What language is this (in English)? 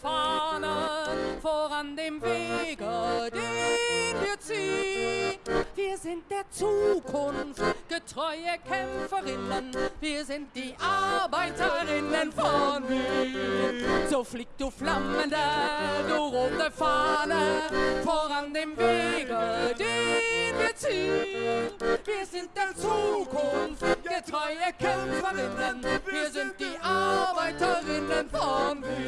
German